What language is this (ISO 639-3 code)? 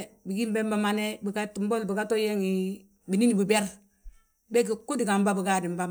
bjt